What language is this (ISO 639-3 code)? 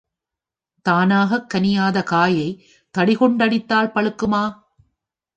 tam